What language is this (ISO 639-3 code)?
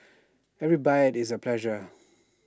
eng